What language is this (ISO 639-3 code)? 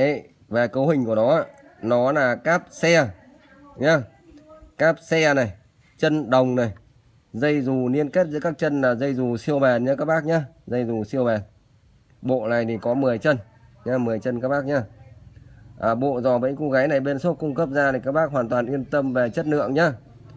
vie